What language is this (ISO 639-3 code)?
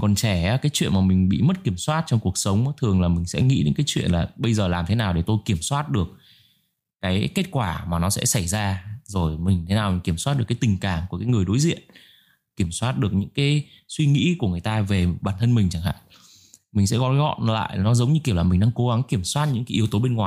vie